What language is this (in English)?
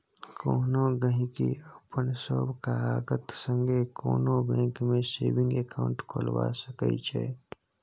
Maithili